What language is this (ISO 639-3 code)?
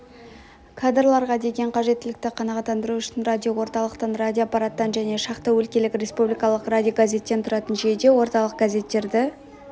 kaz